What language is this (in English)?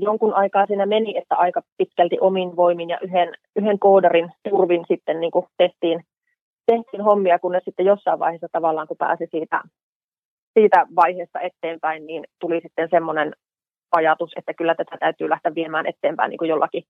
Finnish